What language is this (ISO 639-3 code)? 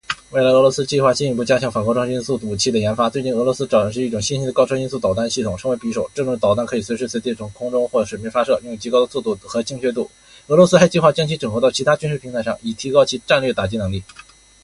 zho